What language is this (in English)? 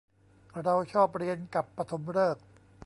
Thai